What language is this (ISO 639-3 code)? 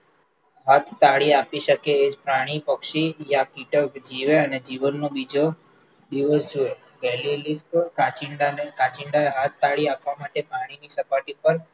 guj